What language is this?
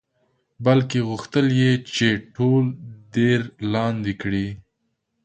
Pashto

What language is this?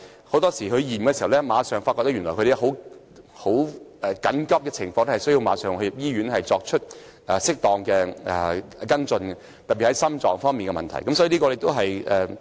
Cantonese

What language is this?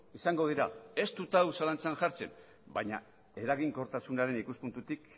Basque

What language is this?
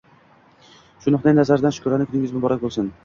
Uzbek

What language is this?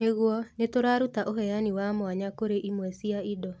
Kikuyu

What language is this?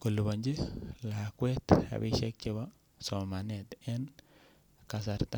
Kalenjin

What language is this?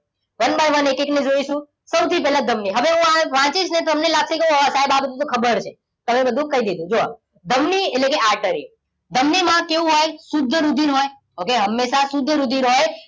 Gujarati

